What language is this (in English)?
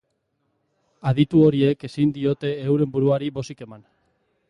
Basque